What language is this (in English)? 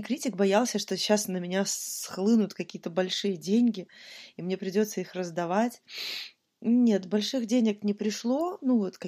Russian